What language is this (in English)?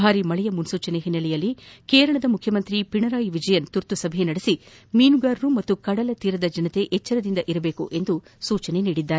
Kannada